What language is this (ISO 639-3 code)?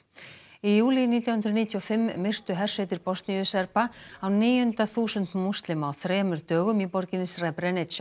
isl